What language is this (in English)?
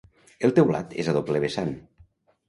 Catalan